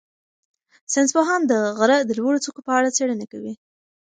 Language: Pashto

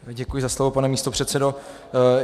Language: Czech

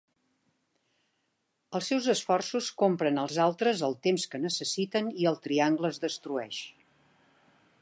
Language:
Catalan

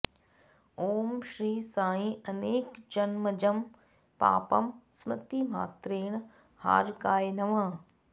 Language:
Sanskrit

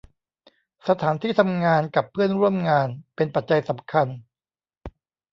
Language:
Thai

